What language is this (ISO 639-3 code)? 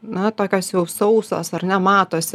lit